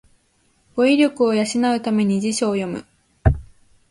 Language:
Japanese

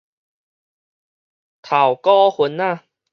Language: Min Nan Chinese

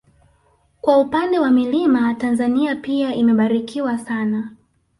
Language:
Swahili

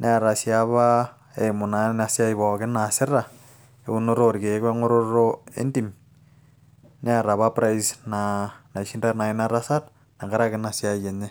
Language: Masai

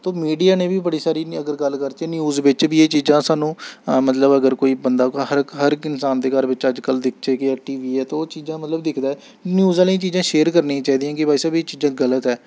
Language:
Dogri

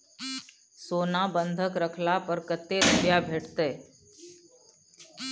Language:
Maithili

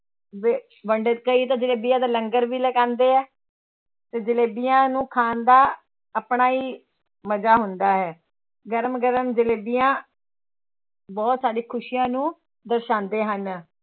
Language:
Punjabi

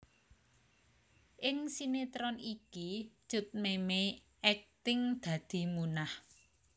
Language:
Javanese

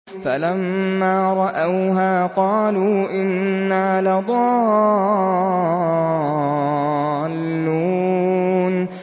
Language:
Arabic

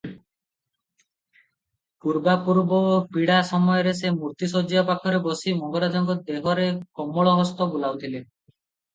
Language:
Odia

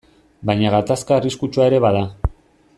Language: Basque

